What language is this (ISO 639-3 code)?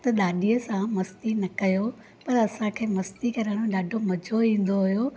snd